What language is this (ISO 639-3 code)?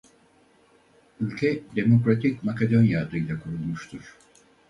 tur